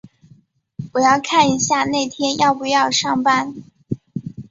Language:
Chinese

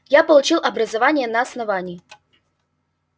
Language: Russian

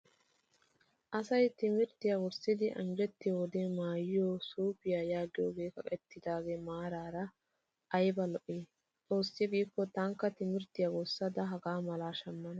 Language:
Wolaytta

